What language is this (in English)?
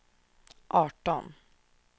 Swedish